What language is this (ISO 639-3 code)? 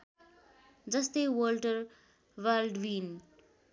nep